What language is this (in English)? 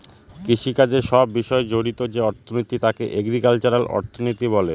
Bangla